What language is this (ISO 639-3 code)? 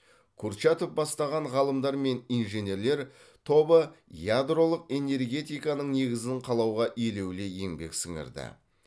kaz